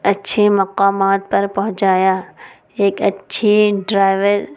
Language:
Urdu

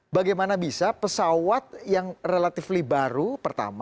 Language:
Indonesian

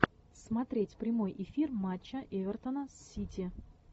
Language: Russian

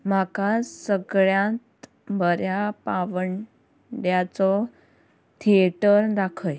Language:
Konkani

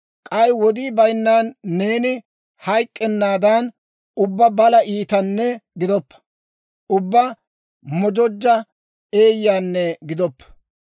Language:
Dawro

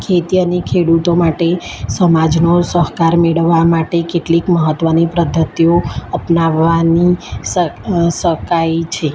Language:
Gujarati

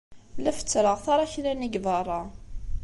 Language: Kabyle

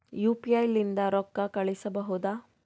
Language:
Kannada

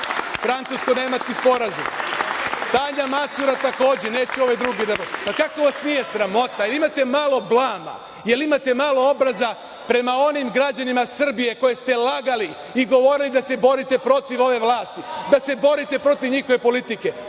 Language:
Serbian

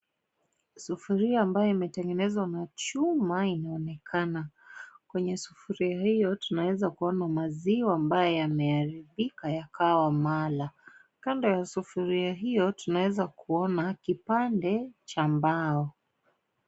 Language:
Swahili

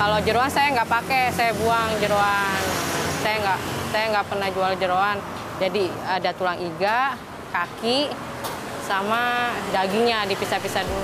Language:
Indonesian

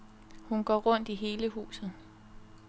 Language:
Danish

